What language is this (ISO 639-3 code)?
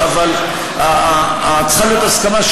heb